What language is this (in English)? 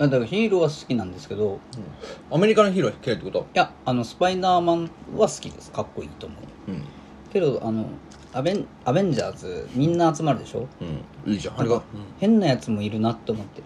Japanese